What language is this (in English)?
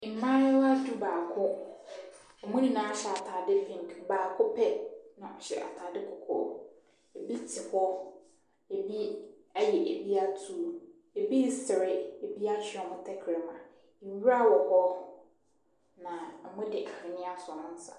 Akan